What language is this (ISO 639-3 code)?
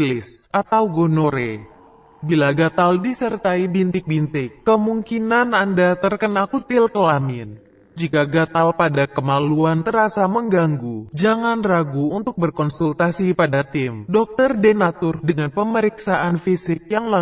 ind